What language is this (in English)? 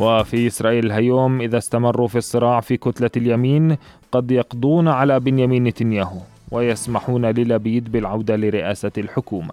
Arabic